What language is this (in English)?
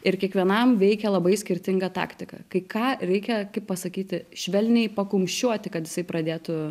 Lithuanian